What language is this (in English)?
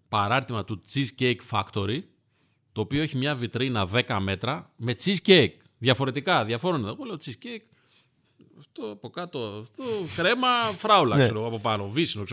Greek